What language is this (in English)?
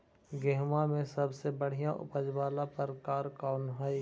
Magahi